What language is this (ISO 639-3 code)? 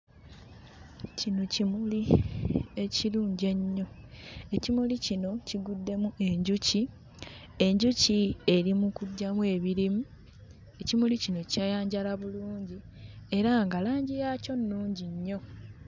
lug